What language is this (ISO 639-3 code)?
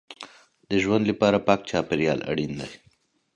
pus